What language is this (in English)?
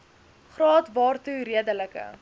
Afrikaans